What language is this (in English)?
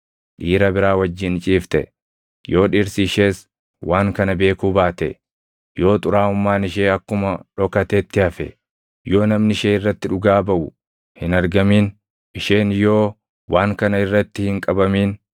Oromo